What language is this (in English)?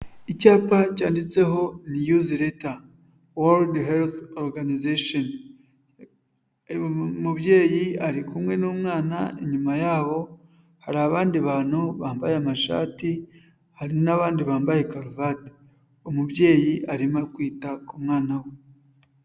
Kinyarwanda